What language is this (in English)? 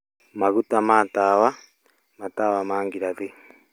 Kikuyu